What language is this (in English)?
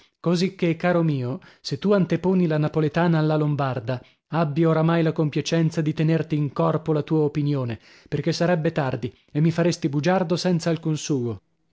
Italian